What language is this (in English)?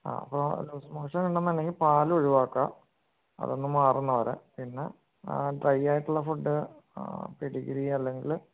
Malayalam